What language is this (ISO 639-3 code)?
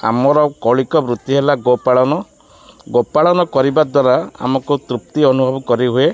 ori